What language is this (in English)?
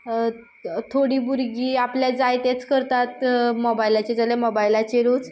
Konkani